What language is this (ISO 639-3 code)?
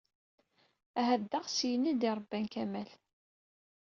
kab